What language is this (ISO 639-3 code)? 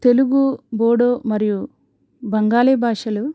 tel